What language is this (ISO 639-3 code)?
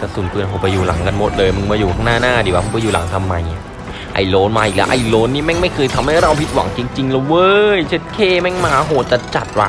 tha